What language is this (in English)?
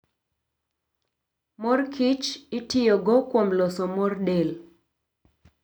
Luo (Kenya and Tanzania)